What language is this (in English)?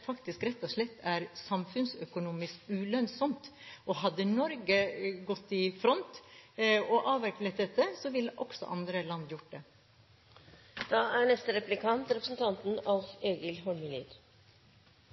Norwegian